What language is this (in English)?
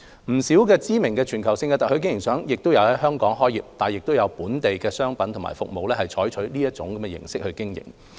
Cantonese